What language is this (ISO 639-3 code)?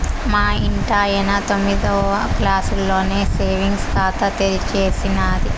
tel